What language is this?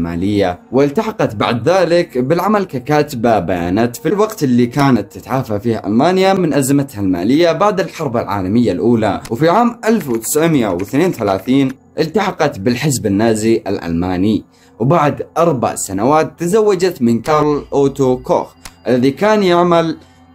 Arabic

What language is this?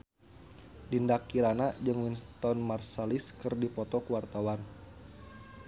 Sundanese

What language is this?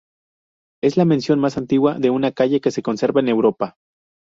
Spanish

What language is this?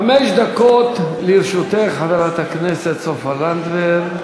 Hebrew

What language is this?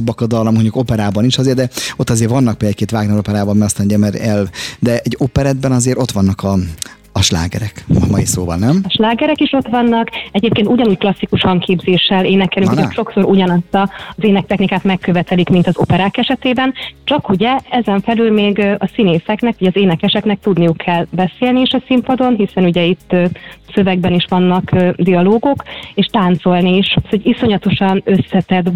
Hungarian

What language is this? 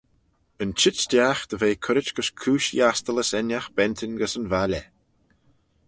Manx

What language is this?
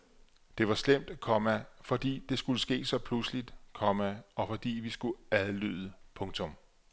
Danish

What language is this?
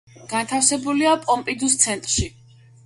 Georgian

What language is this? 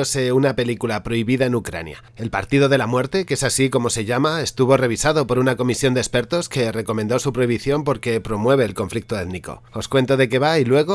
Spanish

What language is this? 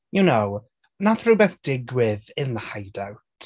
Welsh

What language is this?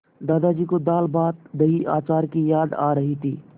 Hindi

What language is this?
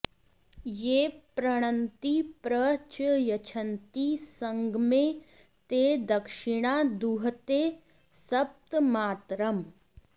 Sanskrit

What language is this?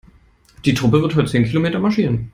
German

